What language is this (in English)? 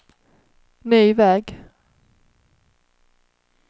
Swedish